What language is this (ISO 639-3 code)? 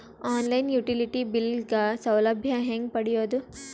kan